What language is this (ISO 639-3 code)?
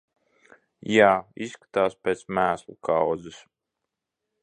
lav